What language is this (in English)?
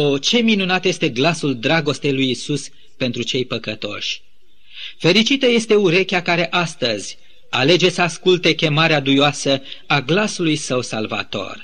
Romanian